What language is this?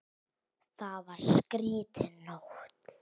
Icelandic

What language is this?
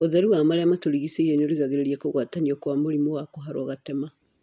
Kikuyu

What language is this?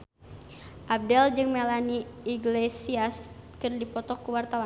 Sundanese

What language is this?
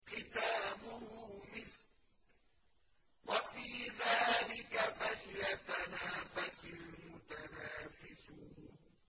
Arabic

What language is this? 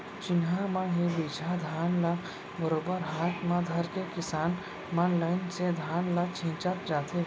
Chhattisgarhi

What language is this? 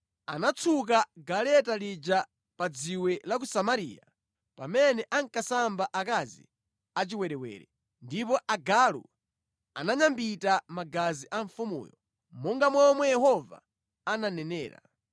Nyanja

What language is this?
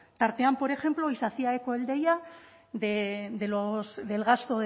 Spanish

